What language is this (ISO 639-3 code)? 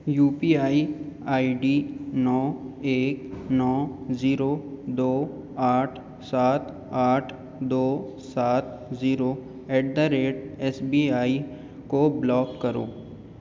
urd